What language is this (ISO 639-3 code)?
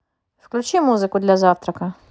rus